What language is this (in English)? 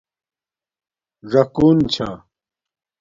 Domaaki